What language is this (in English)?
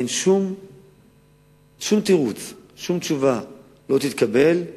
Hebrew